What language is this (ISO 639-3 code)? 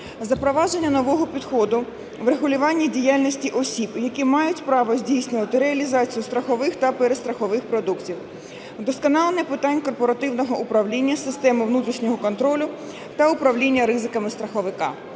ukr